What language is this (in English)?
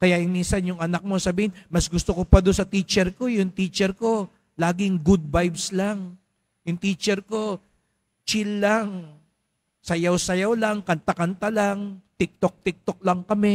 Filipino